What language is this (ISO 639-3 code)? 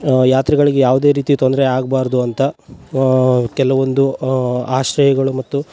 kan